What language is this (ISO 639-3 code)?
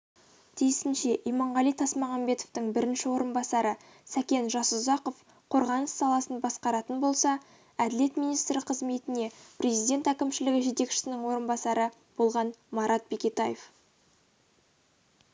kaz